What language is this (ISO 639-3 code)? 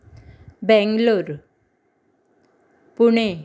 kok